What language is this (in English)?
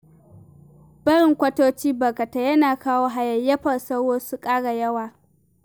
Hausa